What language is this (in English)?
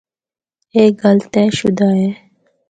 Northern Hindko